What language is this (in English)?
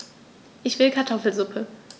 German